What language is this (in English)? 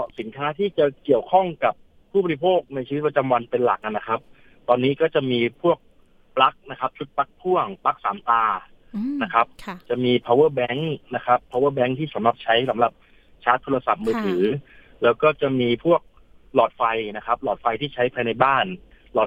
Thai